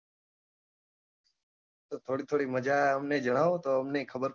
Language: Gujarati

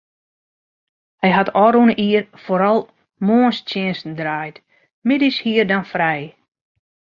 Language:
Western Frisian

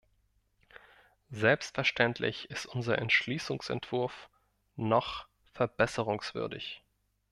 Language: German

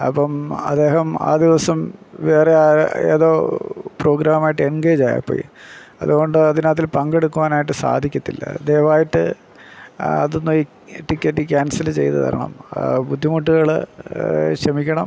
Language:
Malayalam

